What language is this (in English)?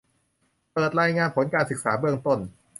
Thai